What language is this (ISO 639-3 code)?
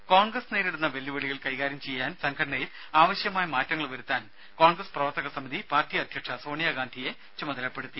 mal